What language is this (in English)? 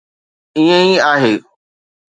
Sindhi